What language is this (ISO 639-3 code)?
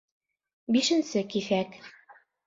bak